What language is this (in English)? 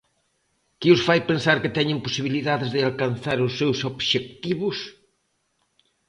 Galician